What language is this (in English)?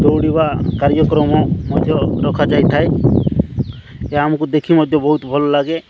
Odia